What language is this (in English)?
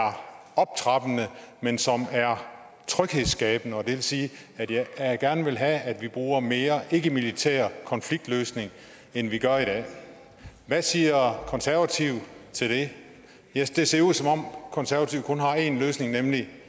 Danish